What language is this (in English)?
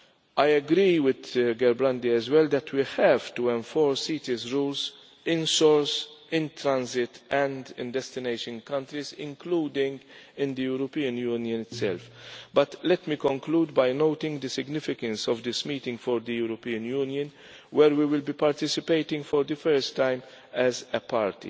English